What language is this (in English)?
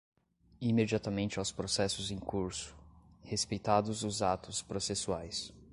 Portuguese